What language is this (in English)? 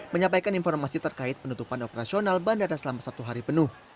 Indonesian